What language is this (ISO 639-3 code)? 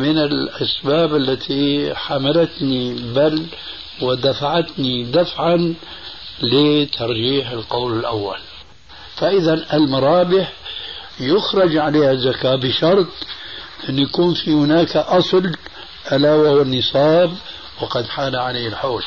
ara